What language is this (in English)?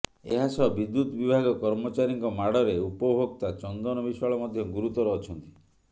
Odia